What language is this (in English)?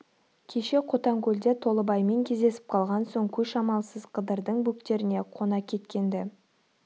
Kazakh